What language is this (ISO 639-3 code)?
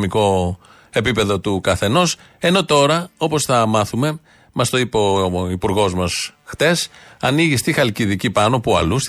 ell